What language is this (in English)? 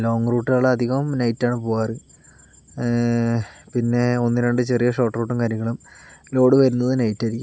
Malayalam